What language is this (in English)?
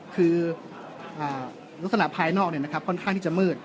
Thai